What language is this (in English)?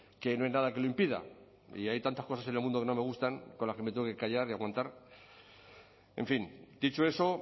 Spanish